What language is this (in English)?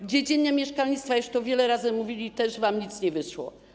Polish